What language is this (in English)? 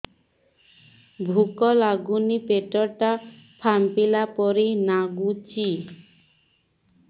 Odia